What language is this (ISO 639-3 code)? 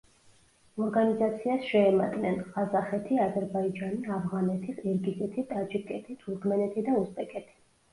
kat